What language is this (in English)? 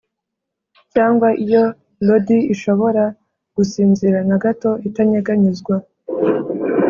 Kinyarwanda